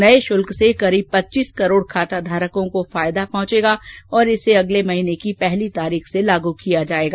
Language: Hindi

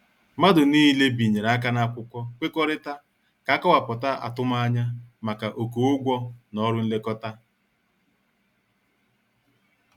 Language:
Igbo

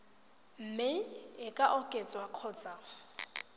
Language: Tswana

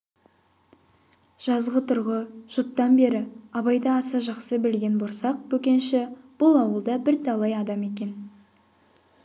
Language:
Kazakh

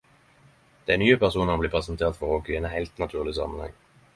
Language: Norwegian Nynorsk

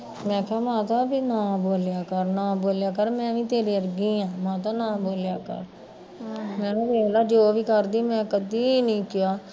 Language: Punjabi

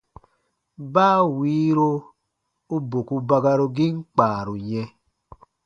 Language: Baatonum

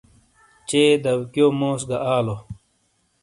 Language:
Shina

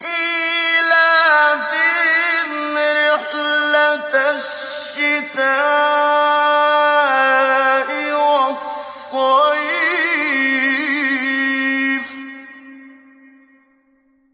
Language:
Arabic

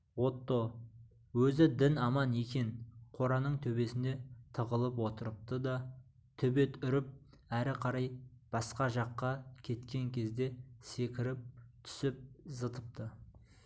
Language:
Kazakh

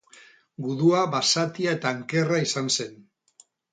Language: Basque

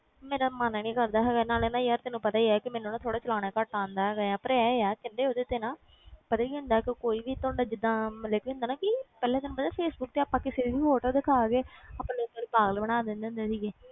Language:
Punjabi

